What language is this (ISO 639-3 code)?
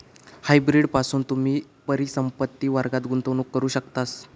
mar